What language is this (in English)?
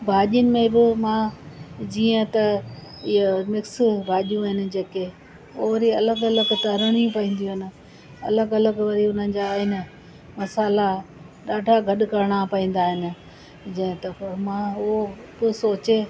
Sindhi